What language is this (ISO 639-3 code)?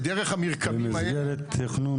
heb